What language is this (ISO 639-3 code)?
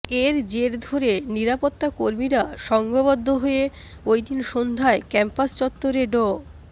ben